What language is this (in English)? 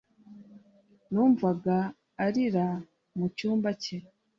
Kinyarwanda